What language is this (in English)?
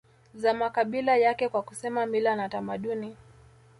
Swahili